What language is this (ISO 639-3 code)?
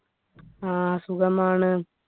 mal